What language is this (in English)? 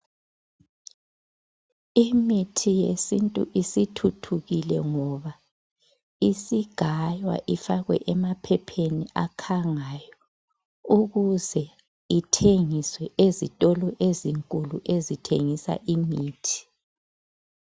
North Ndebele